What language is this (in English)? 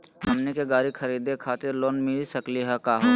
Magahi